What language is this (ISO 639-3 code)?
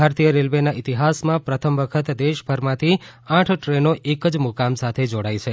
guj